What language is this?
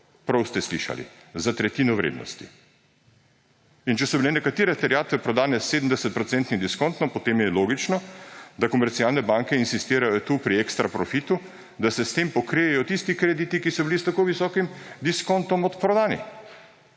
Slovenian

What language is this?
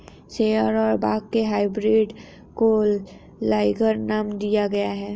Hindi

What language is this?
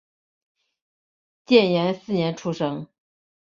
Chinese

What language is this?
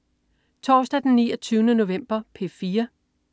Danish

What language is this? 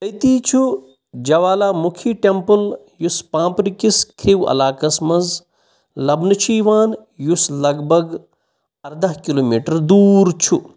Kashmiri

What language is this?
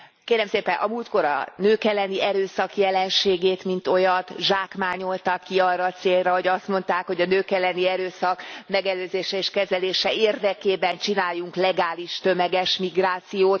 Hungarian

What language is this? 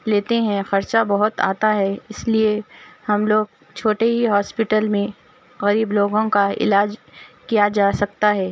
Urdu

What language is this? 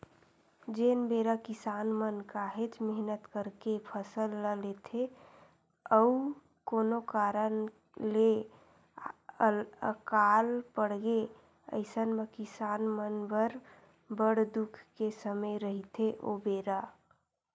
Chhattisgarhi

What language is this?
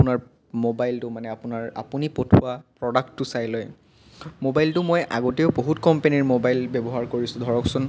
Assamese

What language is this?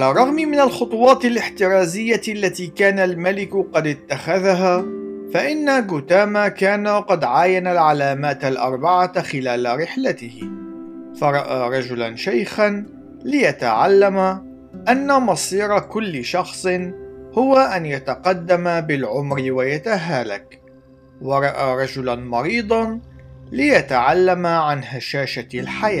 Arabic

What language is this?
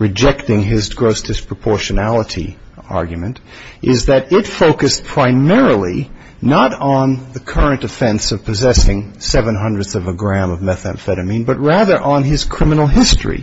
English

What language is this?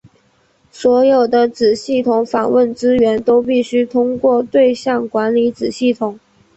Chinese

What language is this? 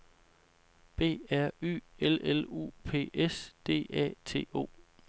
Danish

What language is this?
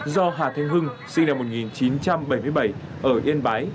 Vietnamese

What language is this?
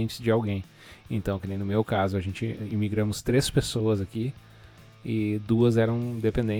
Portuguese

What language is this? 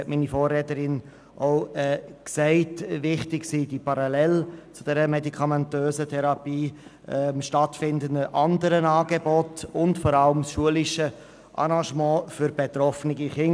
Swiss German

